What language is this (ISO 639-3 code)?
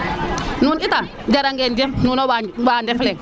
srr